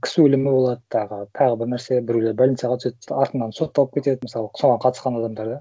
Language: Kazakh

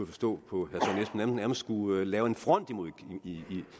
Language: Danish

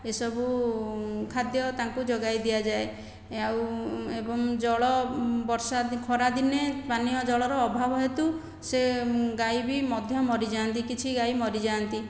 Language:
Odia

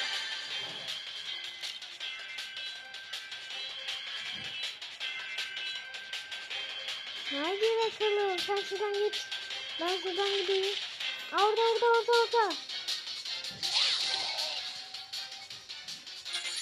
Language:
Turkish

